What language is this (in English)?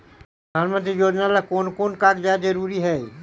Magahi